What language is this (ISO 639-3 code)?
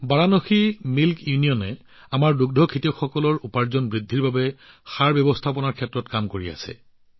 asm